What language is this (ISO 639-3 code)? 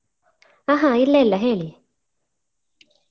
kan